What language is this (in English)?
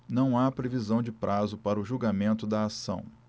Portuguese